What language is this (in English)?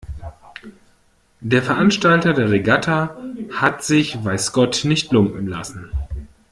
German